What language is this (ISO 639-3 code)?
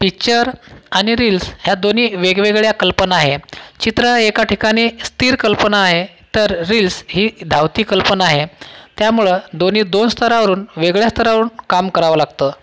mar